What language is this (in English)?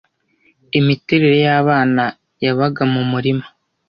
Kinyarwanda